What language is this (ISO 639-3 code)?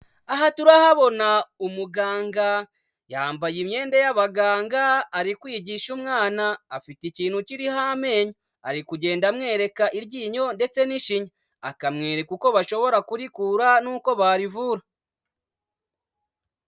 kin